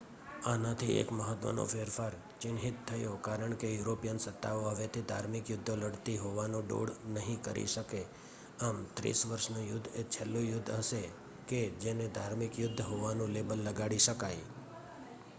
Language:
Gujarati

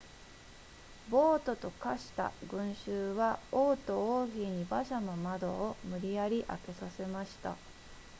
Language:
Japanese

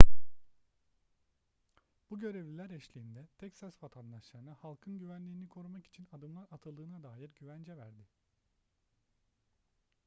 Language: Turkish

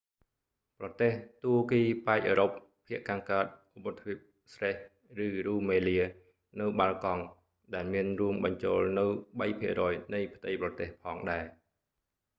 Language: Khmer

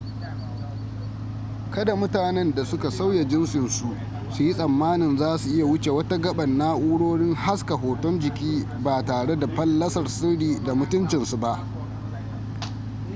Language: Hausa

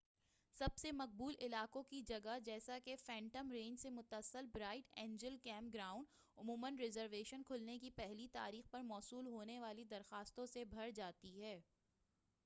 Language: Urdu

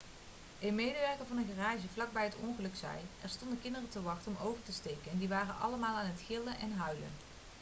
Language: Dutch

